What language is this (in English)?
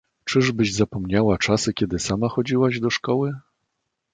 Polish